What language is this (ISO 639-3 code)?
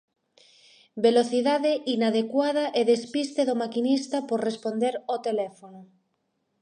glg